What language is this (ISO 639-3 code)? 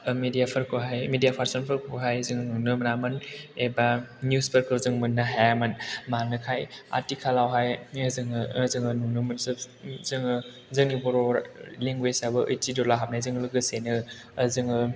brx